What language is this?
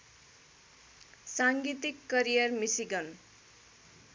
Nepali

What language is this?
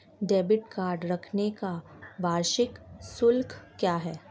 Hindi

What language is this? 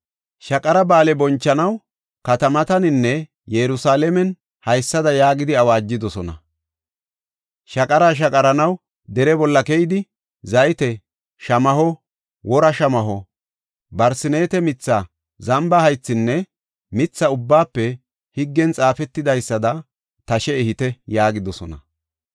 Gofa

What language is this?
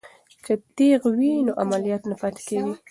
Pashto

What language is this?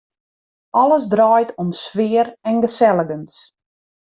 Western Frisian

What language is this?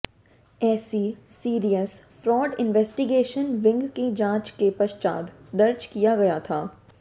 Hindi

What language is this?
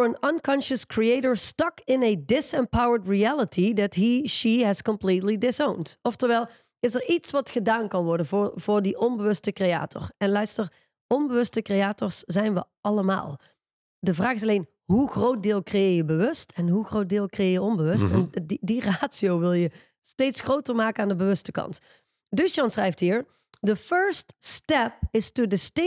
Dutch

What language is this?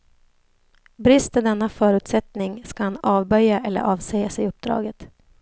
Swedish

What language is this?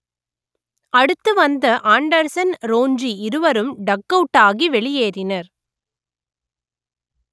Tamil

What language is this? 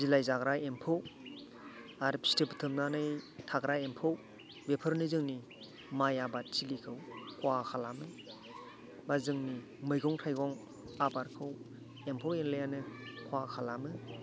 Bodo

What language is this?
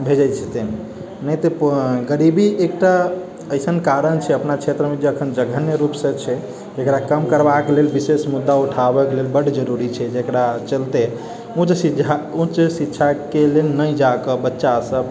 Maithili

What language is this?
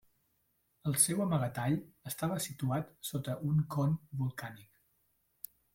Catalan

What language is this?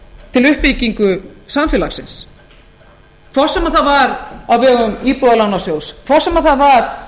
Icelandic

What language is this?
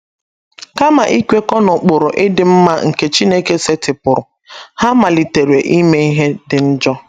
Igbo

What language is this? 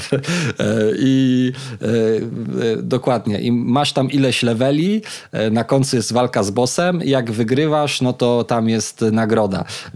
Polish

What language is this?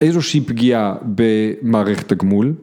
Hebrew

